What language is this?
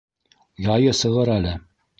Bashkir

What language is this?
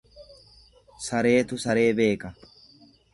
Oromo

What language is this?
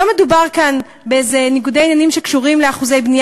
Hebrew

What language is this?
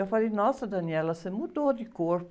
Portuguese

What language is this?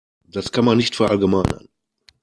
German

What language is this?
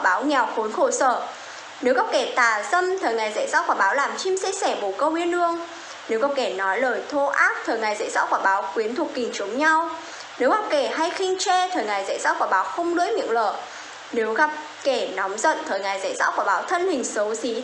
Vietnamese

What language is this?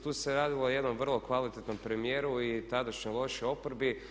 Croatian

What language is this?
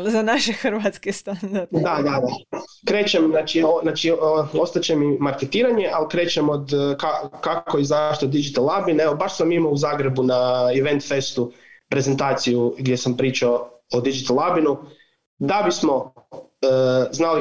Croatian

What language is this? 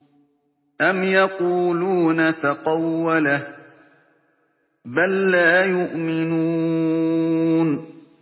Arabic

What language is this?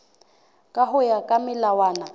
Southern Sotho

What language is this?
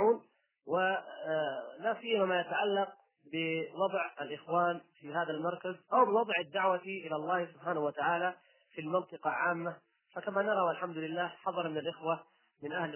Arabic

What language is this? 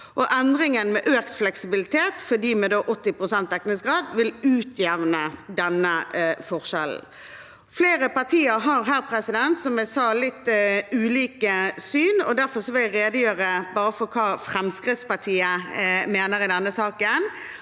Norwegian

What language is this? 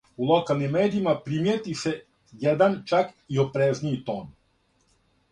Serbian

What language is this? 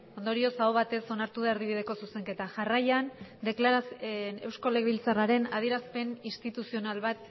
Basque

